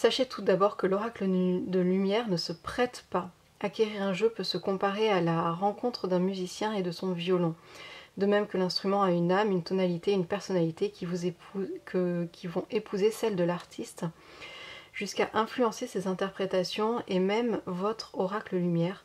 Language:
French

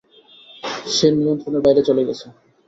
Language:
Bangla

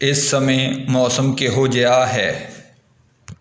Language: Punjabi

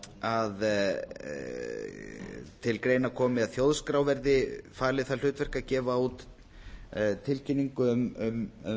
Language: Icelandic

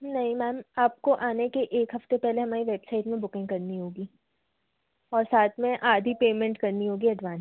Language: Hindi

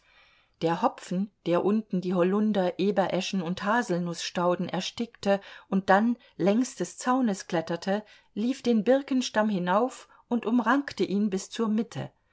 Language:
German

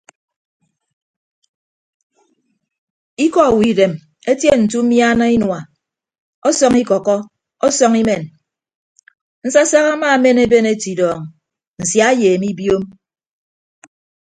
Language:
Ibibio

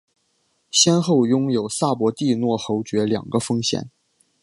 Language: Chinese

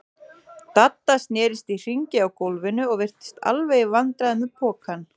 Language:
Icelandic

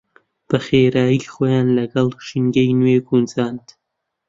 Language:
Central Kurdish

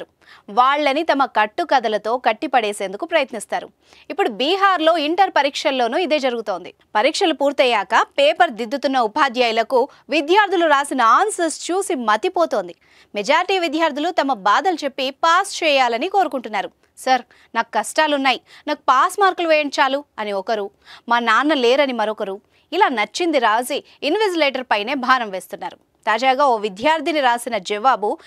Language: Telugu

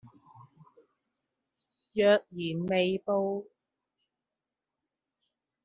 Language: Cantonese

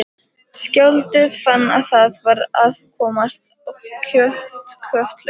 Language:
Icelandic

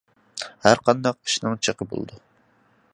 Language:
Uyghur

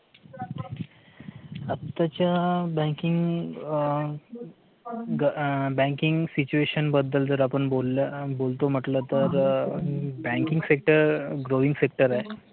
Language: Marathi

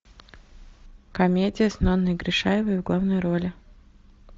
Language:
Russian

